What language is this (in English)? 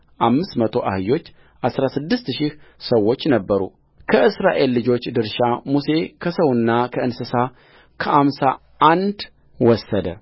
Amharic